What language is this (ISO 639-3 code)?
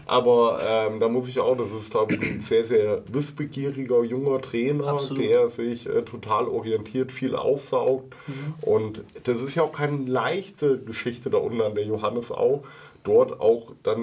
deu